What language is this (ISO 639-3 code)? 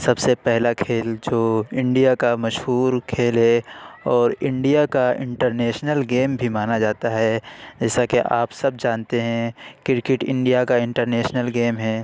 urd